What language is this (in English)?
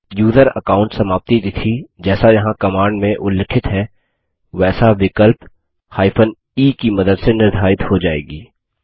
Hindi